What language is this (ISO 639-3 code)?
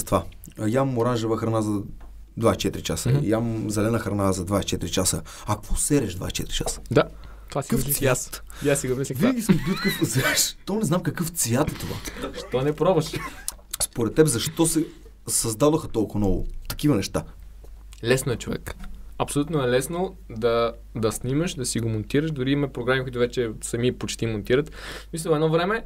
bul